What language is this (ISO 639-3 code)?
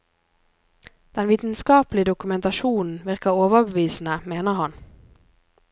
nor